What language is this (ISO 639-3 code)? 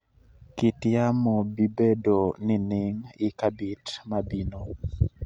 luo